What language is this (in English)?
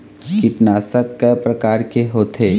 Chhattisgarhi